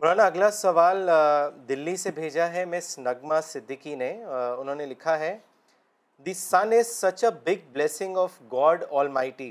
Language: Urdu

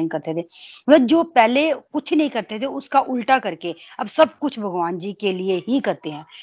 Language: Hindi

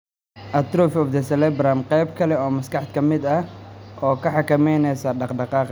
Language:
Somali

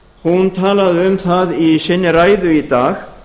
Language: Icelandic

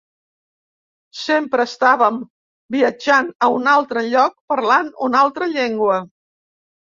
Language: Catalan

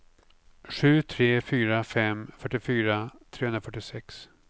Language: Swedish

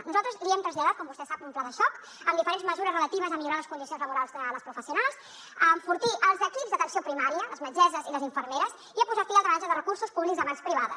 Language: Catalan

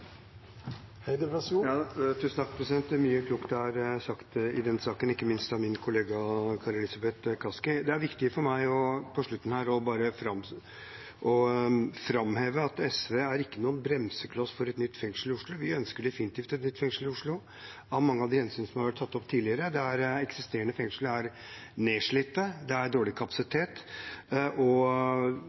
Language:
Norwegian Bokmål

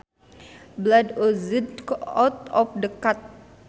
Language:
Sundanese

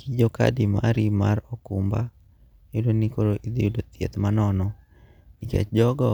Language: Luo (Kenya and Tanzania)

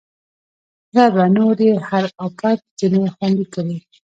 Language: Pashto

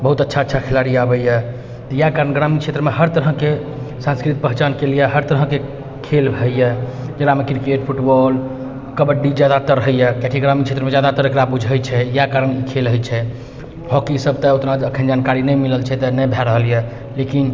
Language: Maithili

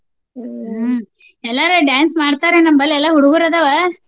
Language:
Kannada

